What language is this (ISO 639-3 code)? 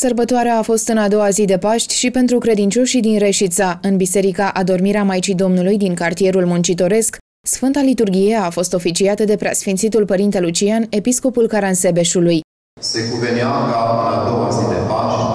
ron